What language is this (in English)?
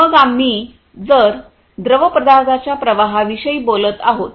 Marathi